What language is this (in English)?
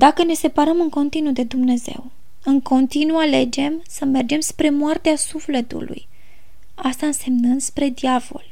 Romanian